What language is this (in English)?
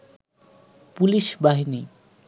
Bangla